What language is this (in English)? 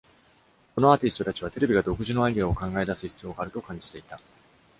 Japanese